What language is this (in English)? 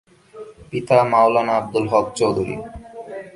Bangla